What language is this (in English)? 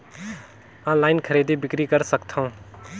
Chhattisgarhi